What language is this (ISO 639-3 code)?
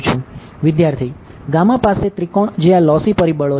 guj